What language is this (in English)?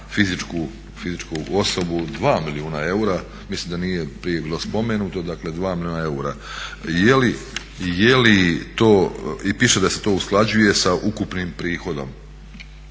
Croatian